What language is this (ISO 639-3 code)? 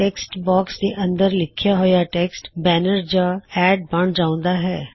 pan